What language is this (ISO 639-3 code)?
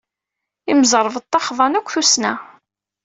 kab